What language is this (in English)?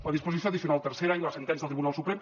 Catalan